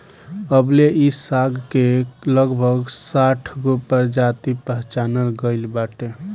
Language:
Bhojpuri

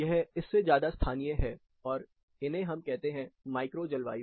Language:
Hindi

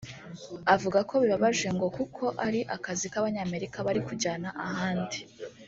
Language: Kinyarwanda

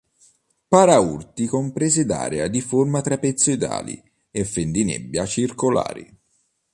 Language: Italian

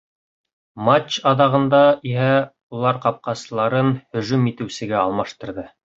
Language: Bashkir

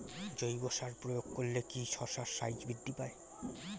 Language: Bangla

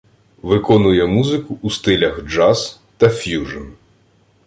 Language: Ukrainian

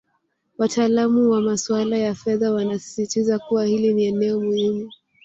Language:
Swahili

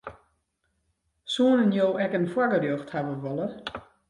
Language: Western Frisian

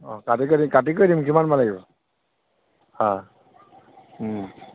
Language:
Assamese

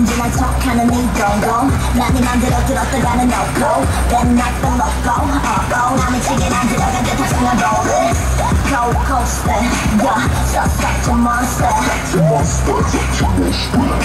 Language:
Korean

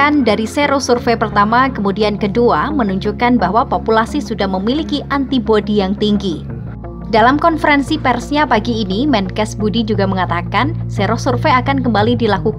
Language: Indonesian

